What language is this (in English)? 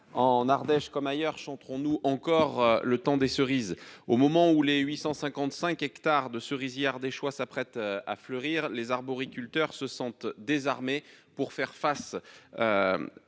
French